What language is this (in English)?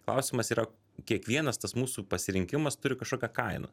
Lithuanian